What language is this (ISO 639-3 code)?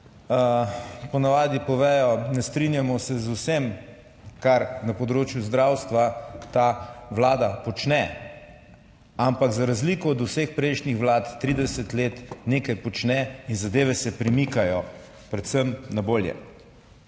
slv